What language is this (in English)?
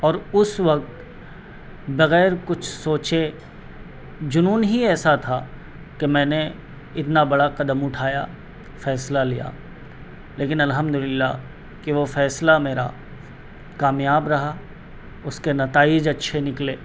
Urdu